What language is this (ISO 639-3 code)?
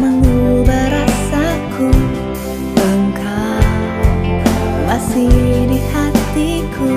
ind